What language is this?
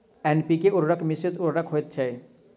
Maithili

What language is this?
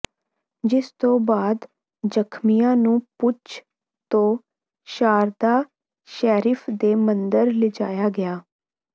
Punjabi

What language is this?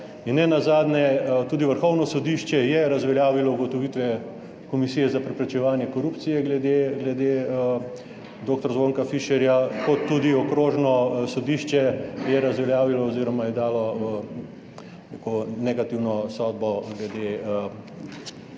Slovenian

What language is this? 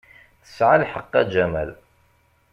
Kabyle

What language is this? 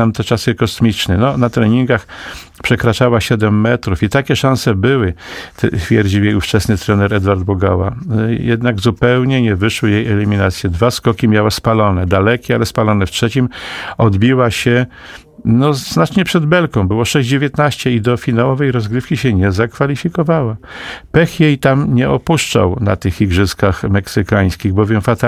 Polish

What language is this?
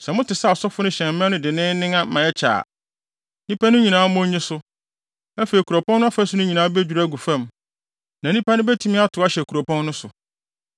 Akan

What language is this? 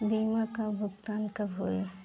Bhojpuri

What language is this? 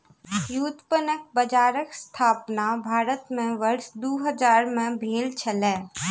Maithili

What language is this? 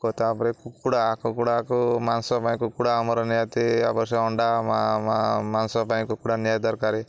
Odia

